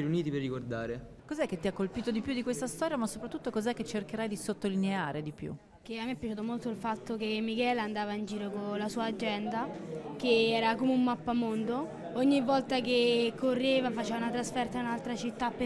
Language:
Italian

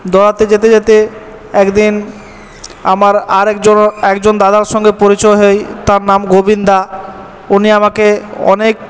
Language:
Bangla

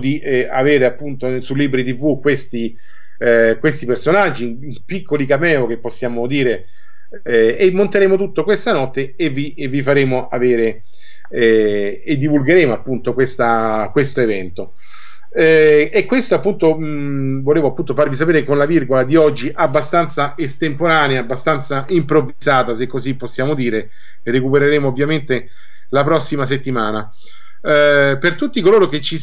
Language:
Italian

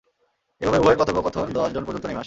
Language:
Bangla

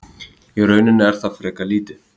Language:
Icelandic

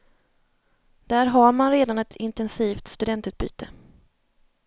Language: Swedish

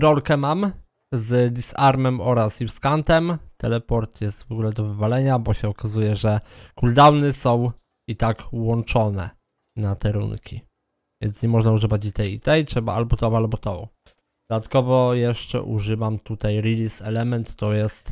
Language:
Polish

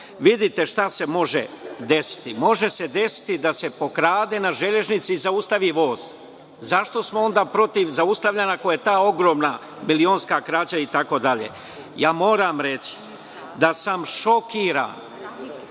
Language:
Serbian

